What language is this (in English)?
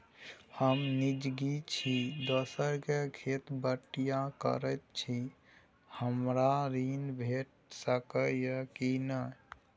Maithili